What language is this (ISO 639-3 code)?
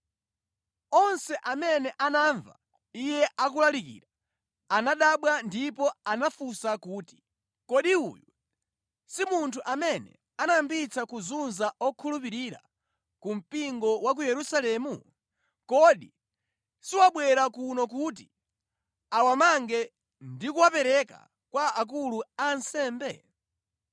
nya